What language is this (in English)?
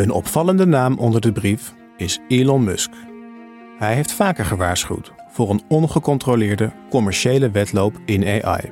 Dutch